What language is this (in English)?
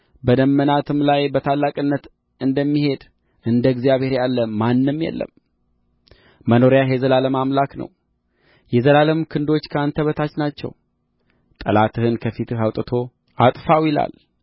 Amharic